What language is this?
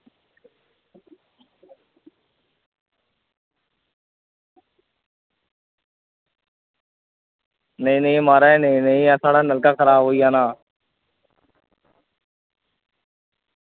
Dogri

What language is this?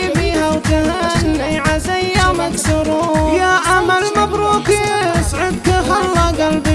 Arabic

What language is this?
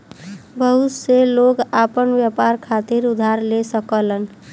Bhojpuri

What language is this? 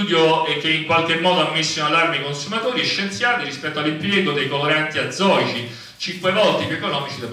Italian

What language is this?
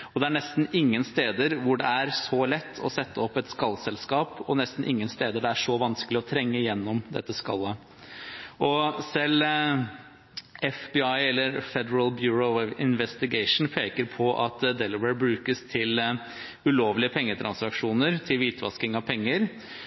Norwegian Bokmål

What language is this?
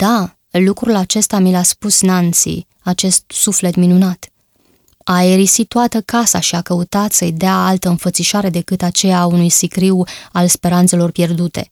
Romanian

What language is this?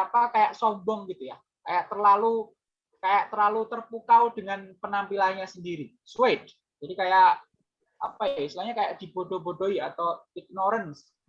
Indonesian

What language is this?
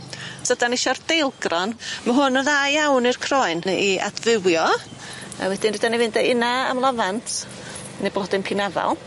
Welsh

